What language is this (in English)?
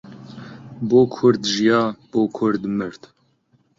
Central Kurdish